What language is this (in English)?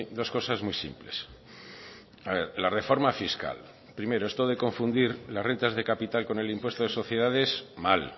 Spanish